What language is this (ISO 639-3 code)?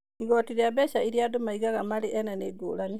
kik